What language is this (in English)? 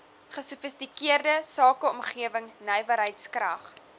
Afrikaans